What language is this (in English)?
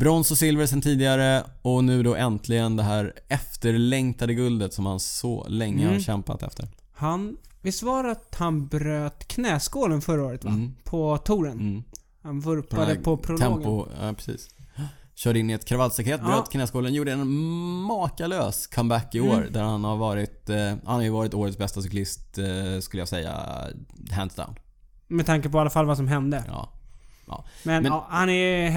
Swedish